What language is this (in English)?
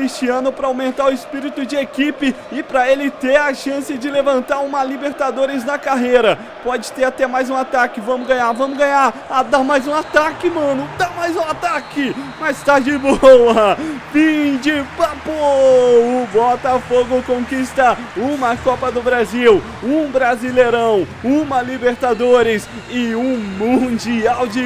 Portuguese